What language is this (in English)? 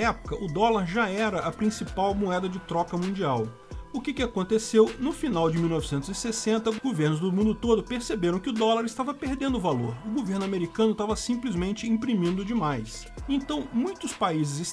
Portuguese